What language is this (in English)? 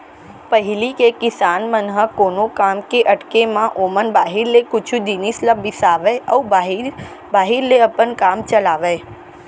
Chhattisgarhi